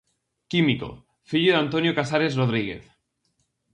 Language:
Galician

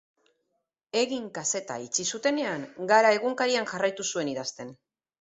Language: Basque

